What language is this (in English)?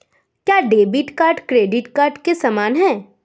Hindi